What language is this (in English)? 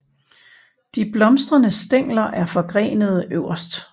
Danish